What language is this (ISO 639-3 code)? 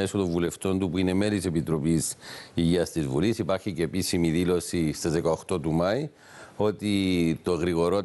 ell